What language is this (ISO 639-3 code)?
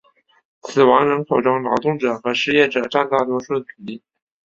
zho